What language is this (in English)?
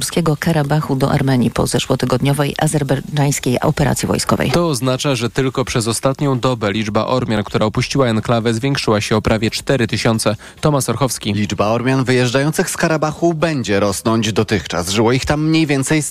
Polish